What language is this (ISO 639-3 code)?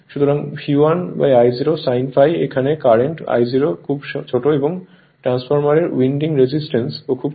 ben